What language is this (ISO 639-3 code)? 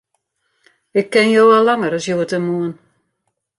fry